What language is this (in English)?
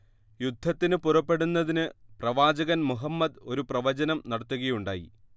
Malayalam